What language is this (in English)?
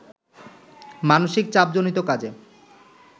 Bangla